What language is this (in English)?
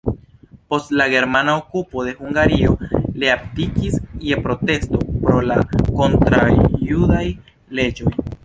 Esperanto